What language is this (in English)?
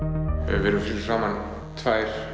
Icelandic